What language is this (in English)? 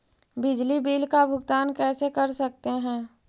Magahi